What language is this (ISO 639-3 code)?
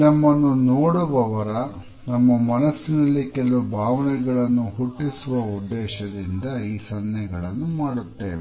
kan